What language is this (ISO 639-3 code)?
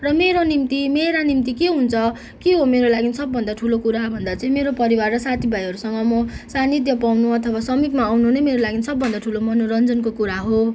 nep